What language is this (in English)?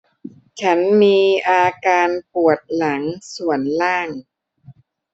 Thai